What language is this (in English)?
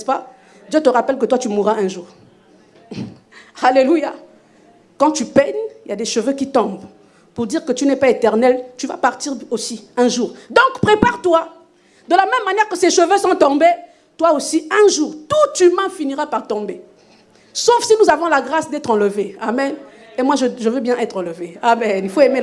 French